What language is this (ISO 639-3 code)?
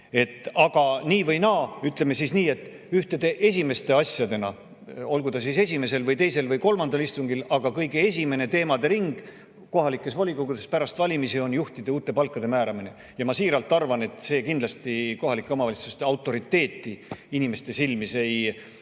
est